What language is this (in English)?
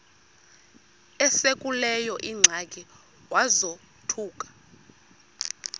Xhosa